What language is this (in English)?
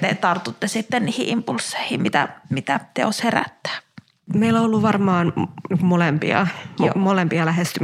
Finnish